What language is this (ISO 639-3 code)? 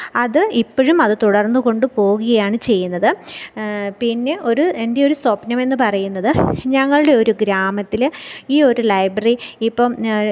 mal